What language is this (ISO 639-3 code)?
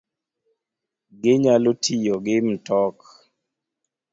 luo